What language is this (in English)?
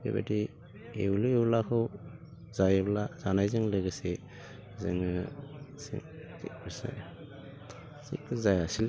Bodo